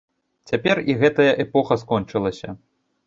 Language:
Belarusian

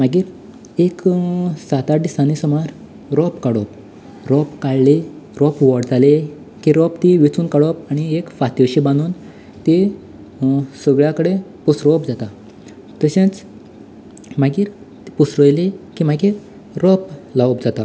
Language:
Konkani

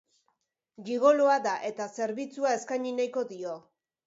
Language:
Basque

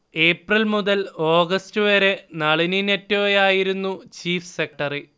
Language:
Malayalam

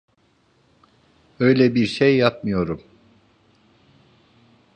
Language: Turkish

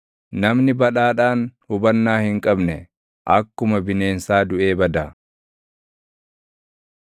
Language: Oromo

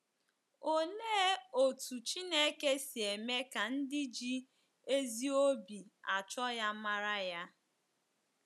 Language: Igbo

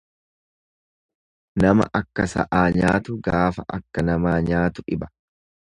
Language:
Oromo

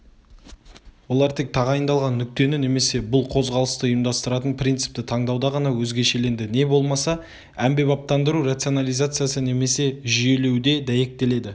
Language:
Kazakh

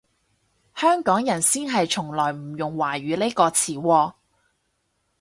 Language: Cantonese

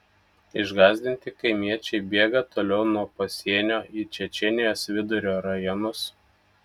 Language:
Lithuanian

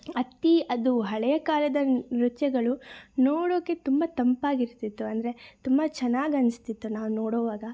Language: Kannada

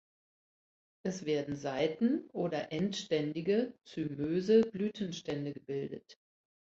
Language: German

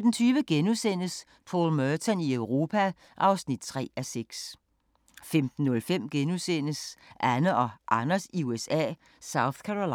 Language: Danish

